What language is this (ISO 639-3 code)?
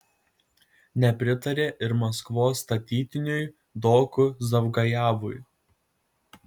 lit